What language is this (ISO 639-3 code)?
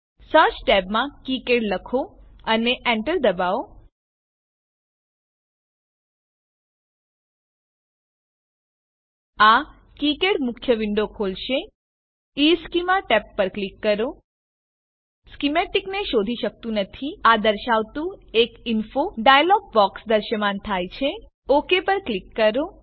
guj